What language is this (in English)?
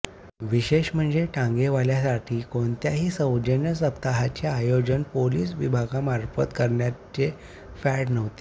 Marathi